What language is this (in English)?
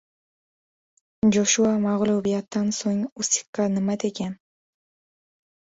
Uzbek